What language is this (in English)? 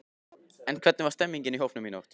Icelandic